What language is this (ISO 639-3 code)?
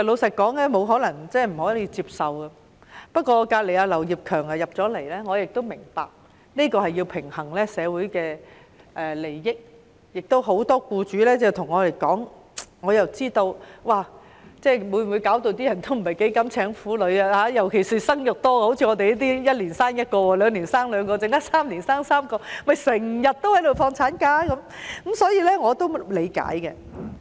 yue